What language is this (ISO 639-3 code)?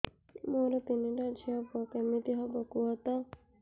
ori